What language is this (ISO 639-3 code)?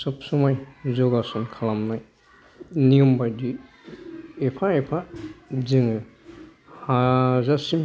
brx